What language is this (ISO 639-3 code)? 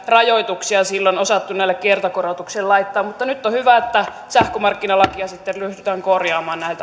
fin